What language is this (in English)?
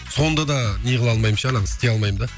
Kazakh